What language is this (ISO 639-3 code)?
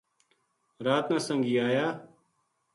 gju